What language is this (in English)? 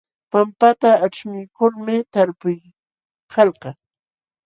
Jauja Wanca Quechua